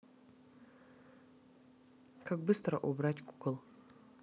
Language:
Russian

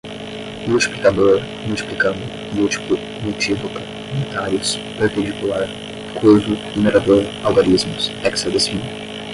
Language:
Portuguese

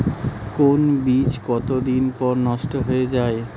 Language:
Bangla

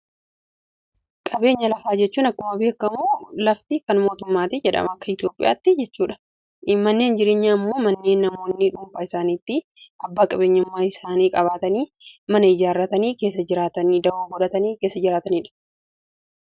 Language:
Oromo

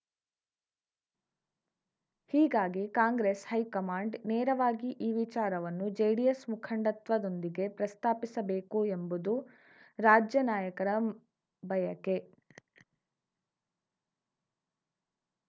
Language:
Kannada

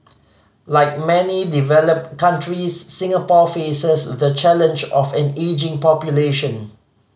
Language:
English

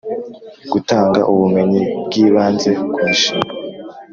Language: Kinyarwanda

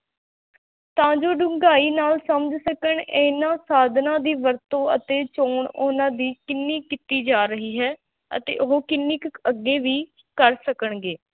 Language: Punjabi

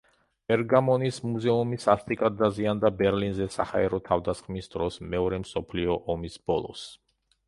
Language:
Georgian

